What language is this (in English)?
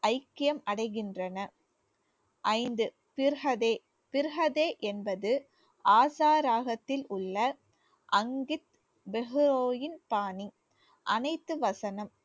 Tamil